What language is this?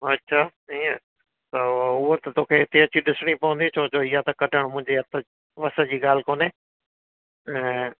Sindhi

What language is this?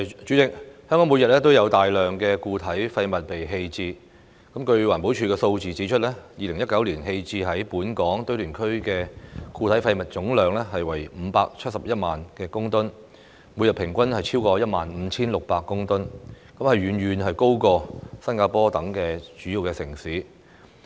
Cantonese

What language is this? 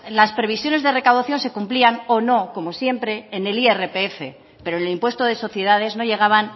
Spanish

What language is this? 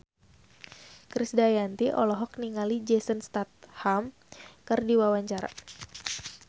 Sundanese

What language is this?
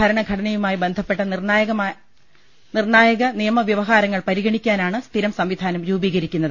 Malayalam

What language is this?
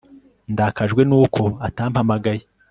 Kinyarwanda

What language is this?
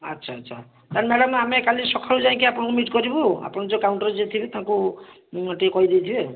Odia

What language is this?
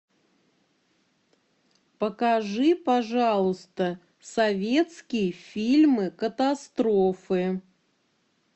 Russian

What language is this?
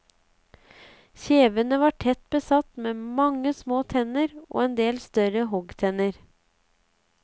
Norwegian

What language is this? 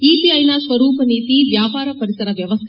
Kannada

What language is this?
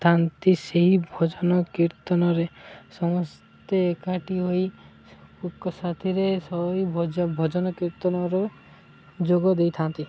Odia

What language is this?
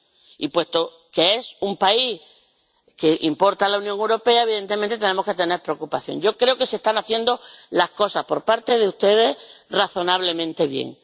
Spanish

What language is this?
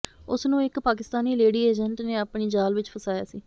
Punjabi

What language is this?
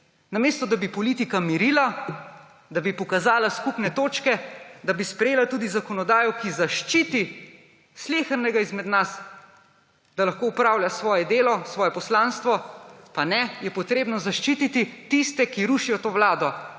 Slovenian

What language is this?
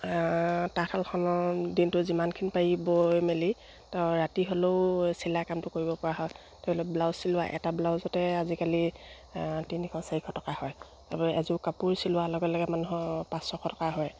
Assamese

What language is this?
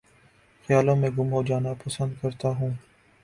Urdu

